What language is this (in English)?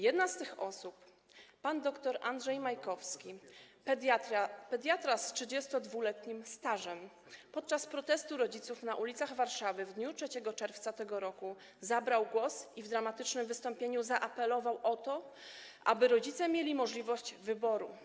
Polish